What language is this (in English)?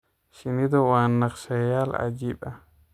Somali